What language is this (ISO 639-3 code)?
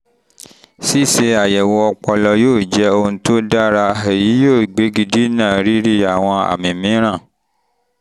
yor